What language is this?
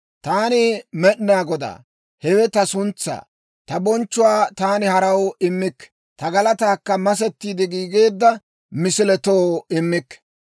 Dawro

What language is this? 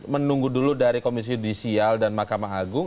Indonesian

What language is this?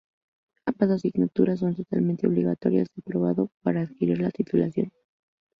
Spanish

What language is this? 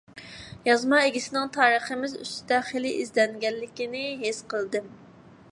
Uyghur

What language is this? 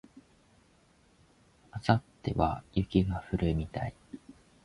Japanese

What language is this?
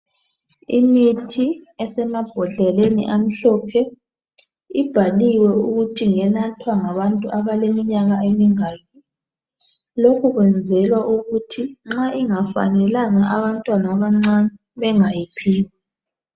North Ndebele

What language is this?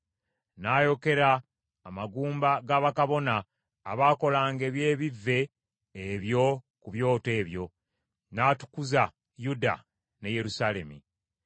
Ganda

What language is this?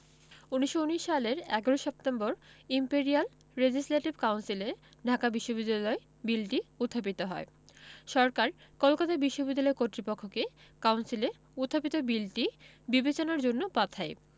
Bangla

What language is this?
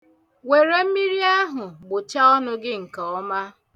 Igbo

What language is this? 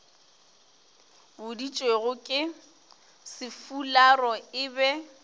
Northern Sotho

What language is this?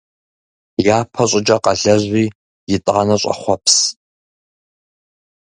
Kabardian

